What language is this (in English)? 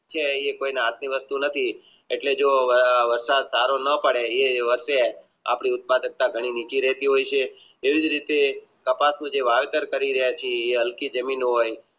Gujarati